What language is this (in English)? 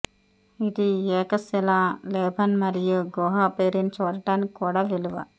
Telugu